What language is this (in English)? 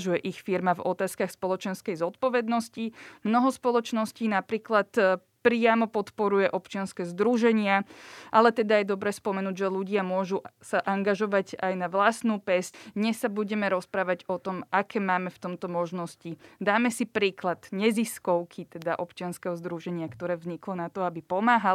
Slovak